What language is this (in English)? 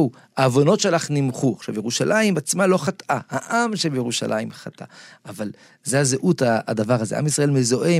Hebrew